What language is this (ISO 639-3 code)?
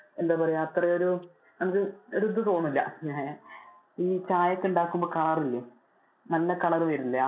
mal